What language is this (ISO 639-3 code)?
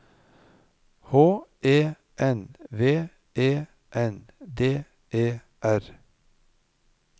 nor